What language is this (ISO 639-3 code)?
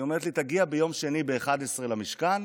heb